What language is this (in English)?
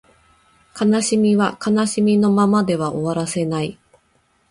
Japanese